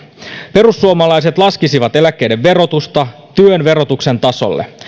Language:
Finnish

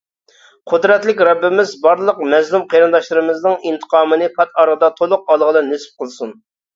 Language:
Uyghur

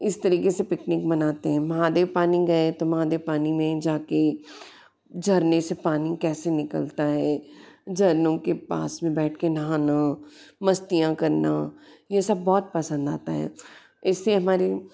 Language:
Hindi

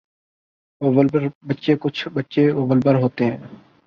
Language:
Urdu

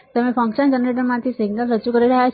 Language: Gujarati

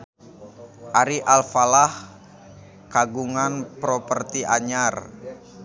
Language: Sundanese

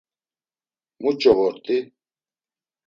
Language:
Laz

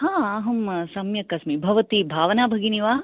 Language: Sanskrit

